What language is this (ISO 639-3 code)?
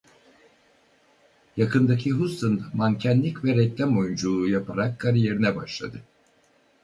tur